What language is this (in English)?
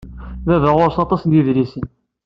Kabyle